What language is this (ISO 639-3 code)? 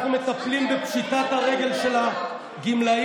heb